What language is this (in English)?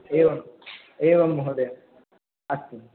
Sanskrit